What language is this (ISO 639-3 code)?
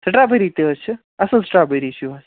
kas